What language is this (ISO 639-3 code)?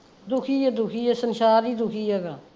pan